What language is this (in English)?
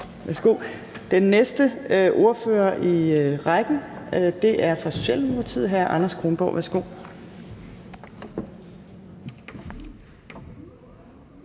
Danish